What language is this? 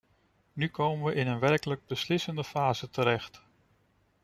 Dutch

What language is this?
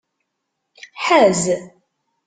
Kabyle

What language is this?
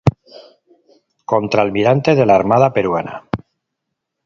Spanish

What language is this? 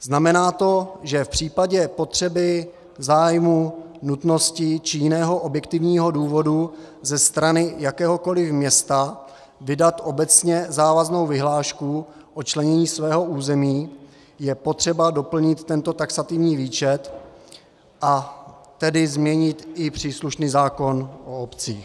Czech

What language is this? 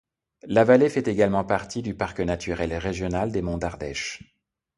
French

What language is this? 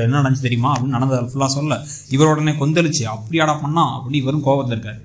Tamil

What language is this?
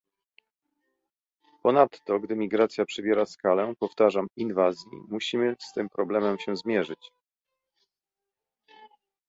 Polish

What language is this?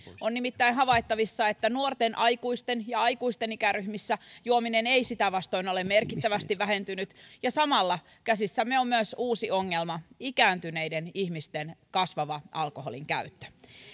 Finnish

